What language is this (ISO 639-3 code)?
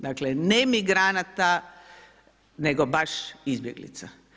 hrv